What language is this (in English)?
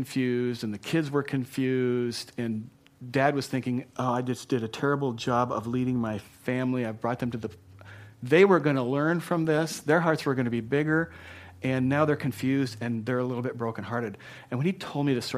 English